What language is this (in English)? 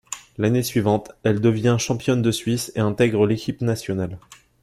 French